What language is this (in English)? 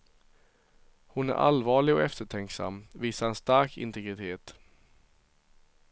Swedish